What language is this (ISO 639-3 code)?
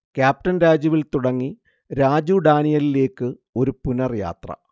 mal